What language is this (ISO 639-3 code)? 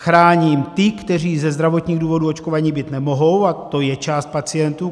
ces